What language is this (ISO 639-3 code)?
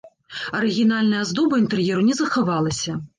bel